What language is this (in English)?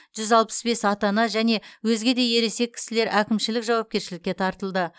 Kazakh